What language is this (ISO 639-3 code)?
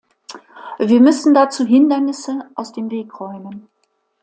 deu